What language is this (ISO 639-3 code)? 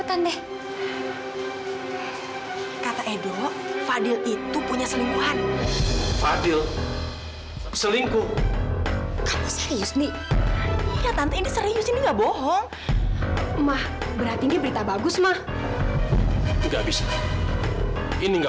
ind